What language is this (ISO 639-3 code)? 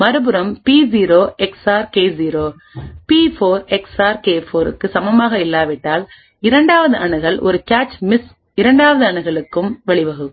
tam